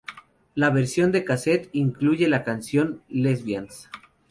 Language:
Spanish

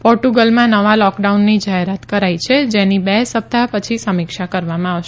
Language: Gujarati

